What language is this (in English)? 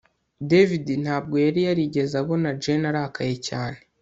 Kinyarwanda